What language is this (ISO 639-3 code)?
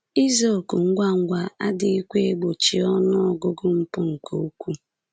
ibo